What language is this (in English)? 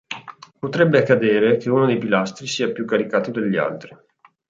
Italian